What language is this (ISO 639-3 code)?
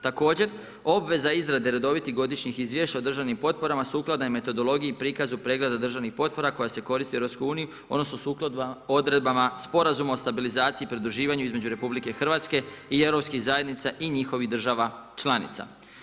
hrv